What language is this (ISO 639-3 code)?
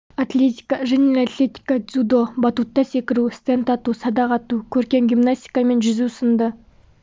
kaz